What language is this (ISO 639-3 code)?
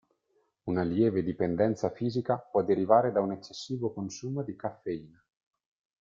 ita